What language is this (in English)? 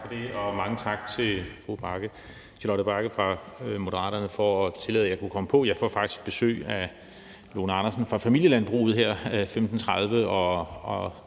Danish